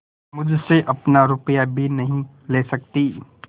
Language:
Hindi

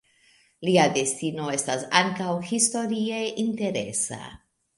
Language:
Esperanto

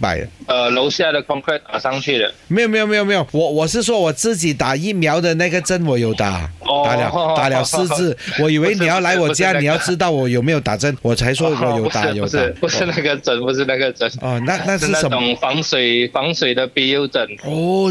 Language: Chinese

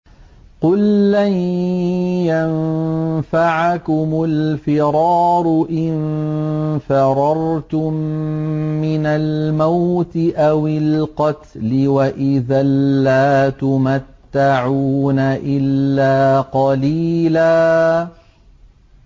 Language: Arabic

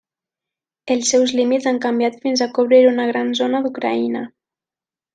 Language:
Catalan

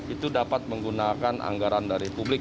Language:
Indonesian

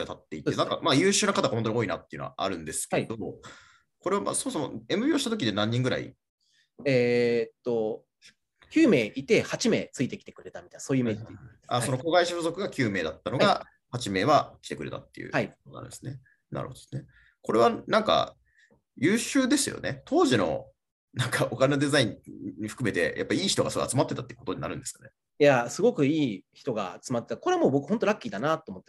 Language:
Japanese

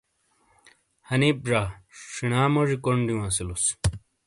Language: Shina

